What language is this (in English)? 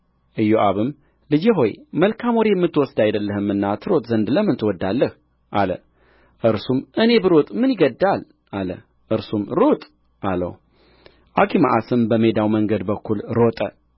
Amharic